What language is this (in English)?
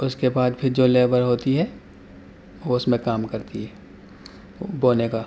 Urdu